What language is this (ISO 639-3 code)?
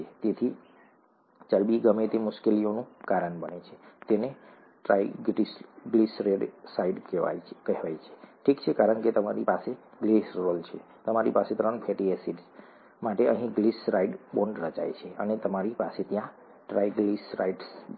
guj